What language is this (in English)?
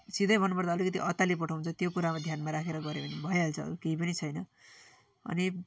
Nepali